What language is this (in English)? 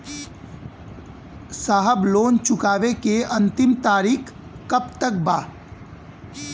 Bhojpuri